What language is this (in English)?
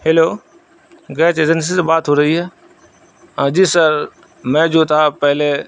Urdu